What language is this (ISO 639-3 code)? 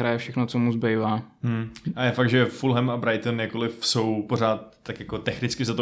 ces